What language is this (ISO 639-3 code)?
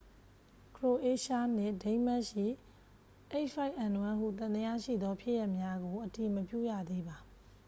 mya